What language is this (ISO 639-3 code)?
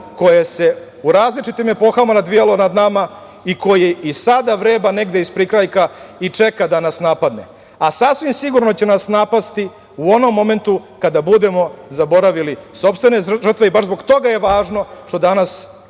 srp